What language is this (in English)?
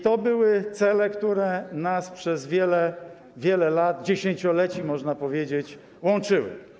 Polish